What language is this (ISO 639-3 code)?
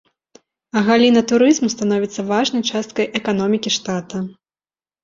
bel